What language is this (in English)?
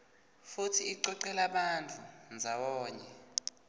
Swati